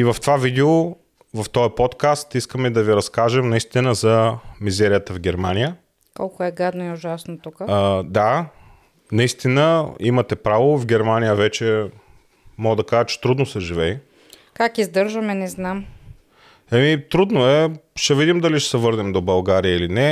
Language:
Bulgarian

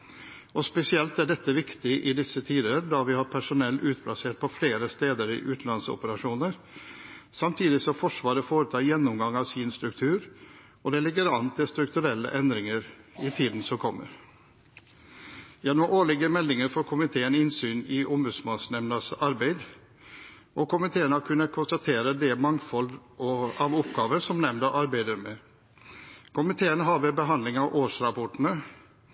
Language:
Norwegian Bokmål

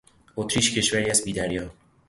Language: Persian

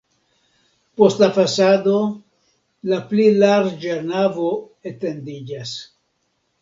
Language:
Esperanto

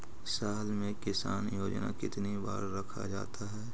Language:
Magahi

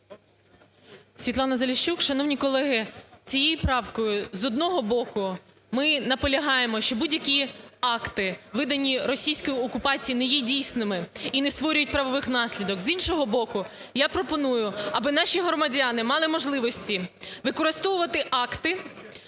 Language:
Ukrainian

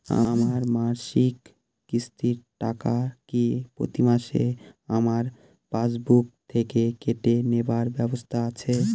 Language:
Bangla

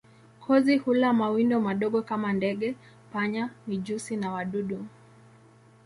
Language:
Swahili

